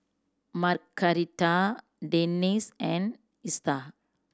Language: English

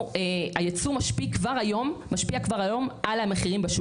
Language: Hebrew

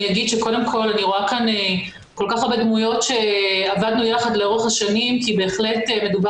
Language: Hebrew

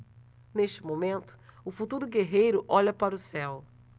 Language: Portuguese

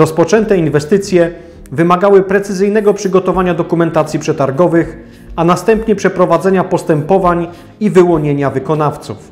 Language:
Polish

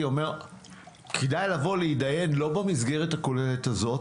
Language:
Hebrew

